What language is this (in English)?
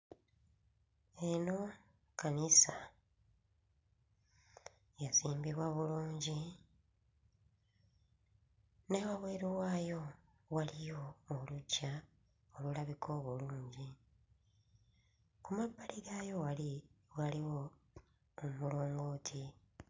Ganda